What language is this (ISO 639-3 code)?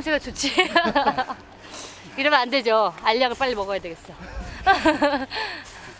kor